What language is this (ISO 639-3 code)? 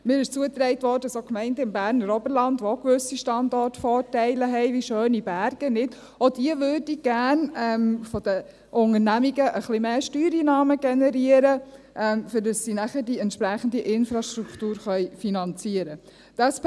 gsw